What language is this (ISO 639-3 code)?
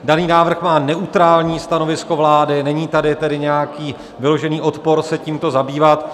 ces